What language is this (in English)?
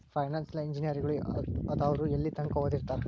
Kannada